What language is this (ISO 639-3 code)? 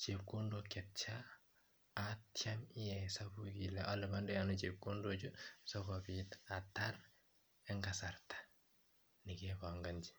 kln